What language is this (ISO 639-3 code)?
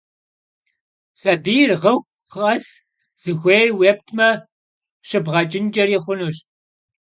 kbd